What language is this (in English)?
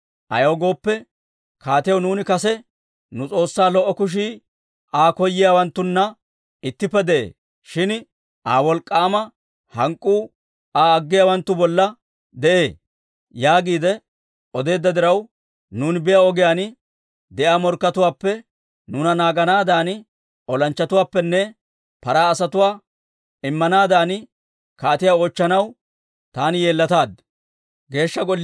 Dawro